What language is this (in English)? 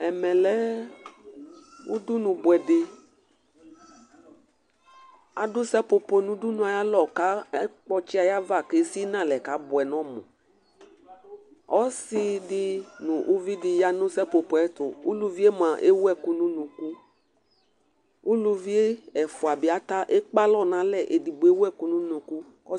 Ikposo